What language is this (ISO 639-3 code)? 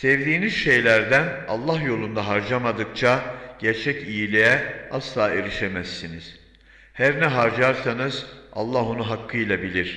tur